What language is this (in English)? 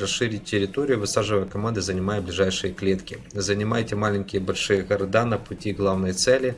Russian